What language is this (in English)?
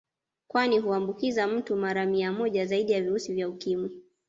Swahili